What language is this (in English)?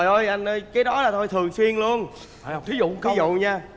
Vietnamese